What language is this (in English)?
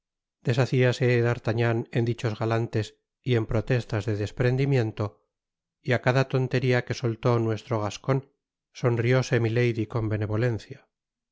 Spanish